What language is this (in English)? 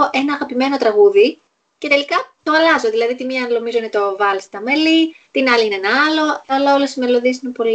Greek